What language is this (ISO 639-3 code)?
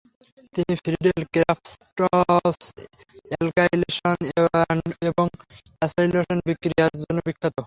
ben